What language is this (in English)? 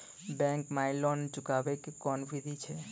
Maithili